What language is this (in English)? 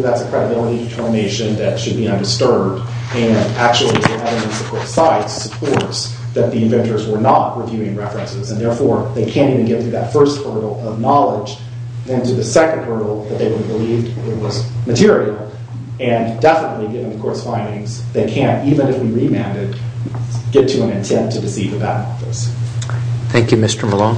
English